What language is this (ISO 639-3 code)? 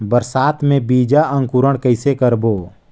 hne